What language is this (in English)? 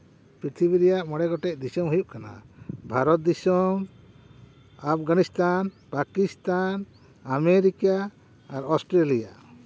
Santali